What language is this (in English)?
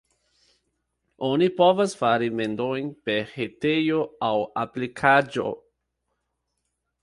Esperanto